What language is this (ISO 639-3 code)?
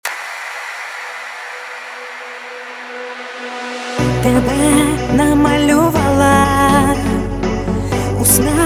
ukr